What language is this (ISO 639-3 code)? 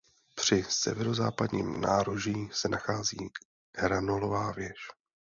ces